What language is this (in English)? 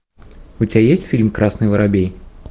Russian